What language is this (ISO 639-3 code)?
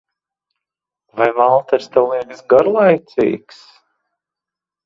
lav